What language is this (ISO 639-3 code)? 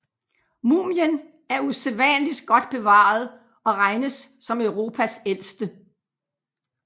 dan